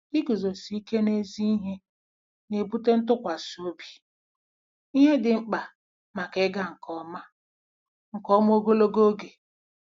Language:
Igbo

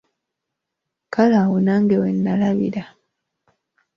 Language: Ganda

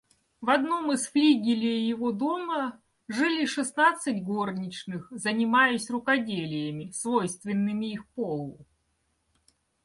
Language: Russian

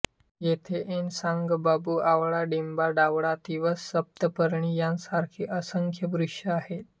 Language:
Marathi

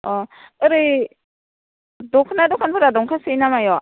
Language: Bodo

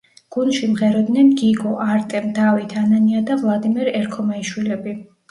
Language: Georgian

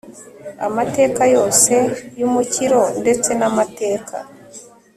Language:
Kinyarwanda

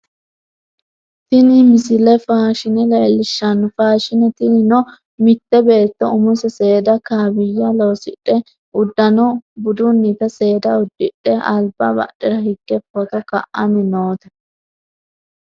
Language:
Sidamo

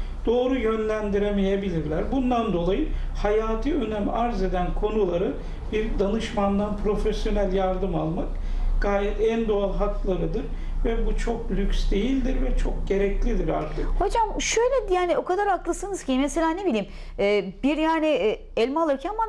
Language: Turkish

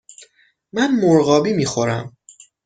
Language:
Persian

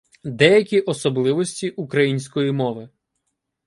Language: Ukrainian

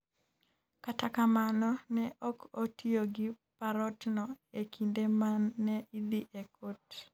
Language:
Luo (Kenya and Tanzania)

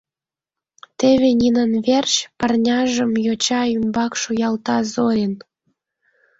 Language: Mari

